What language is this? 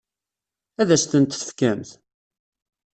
Kabyle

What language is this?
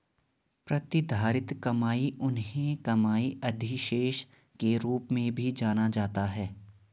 Hindi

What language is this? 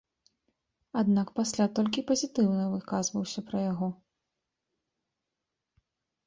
Belarusian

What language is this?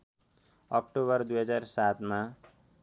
Nepali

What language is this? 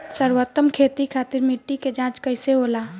Bhojpuri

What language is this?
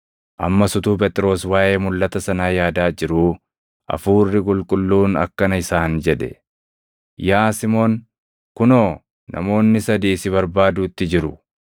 Oromo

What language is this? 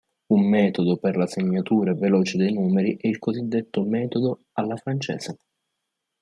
Italian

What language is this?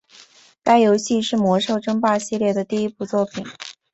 Chinese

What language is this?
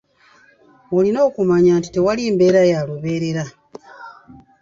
Ganda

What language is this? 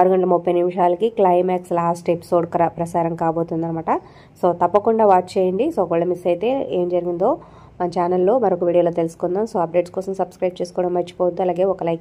Telugu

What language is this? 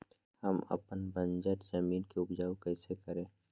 Magahi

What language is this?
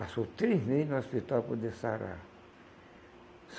Portuguese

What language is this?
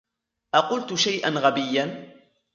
Arabic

